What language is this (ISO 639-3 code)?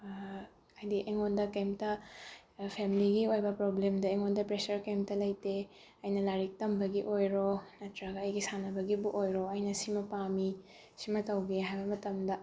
mni